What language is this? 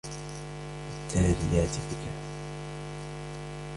Arabic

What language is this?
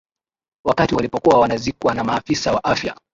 Swahili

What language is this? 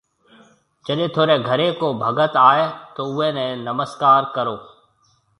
Marwari (Pakistan)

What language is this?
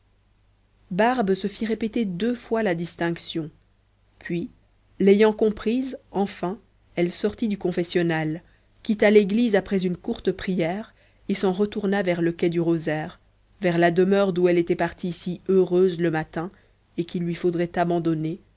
French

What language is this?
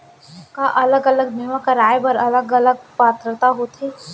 Chhattisgarhi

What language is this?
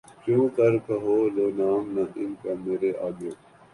Urdu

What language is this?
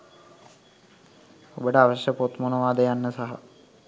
Sinhala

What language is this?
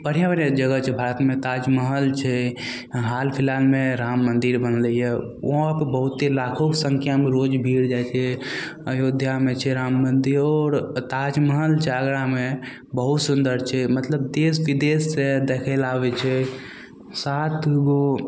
Maithili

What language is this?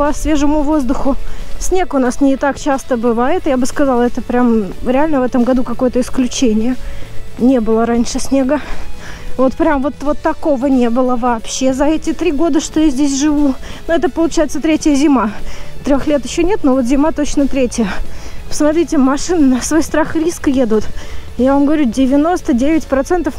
Russian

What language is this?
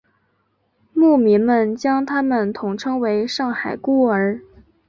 Chinese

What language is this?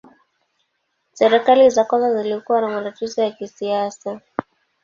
Swahili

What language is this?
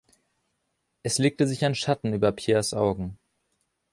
German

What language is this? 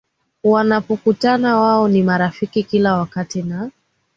Swahili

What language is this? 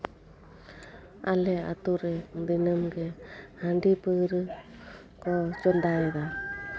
Santali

